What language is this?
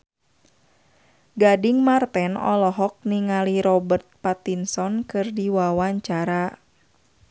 Sundanese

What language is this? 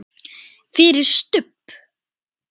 Icelandic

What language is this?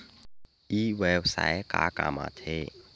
Chhattisgarhi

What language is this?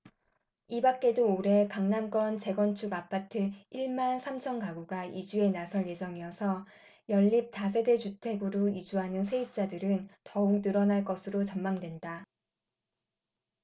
Korean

